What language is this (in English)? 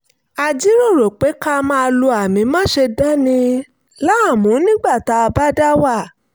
Yoruba